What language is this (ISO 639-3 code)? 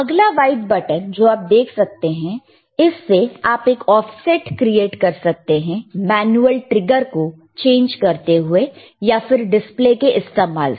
hin